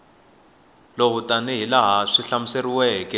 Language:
Tsonga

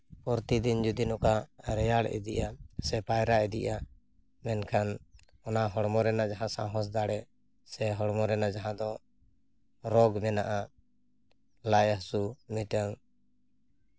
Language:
Santali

